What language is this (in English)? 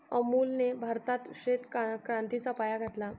Marathi